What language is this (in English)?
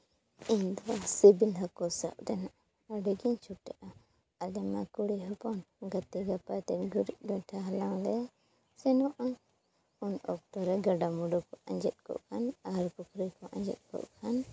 Santali